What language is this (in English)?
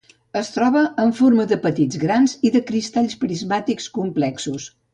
Catalan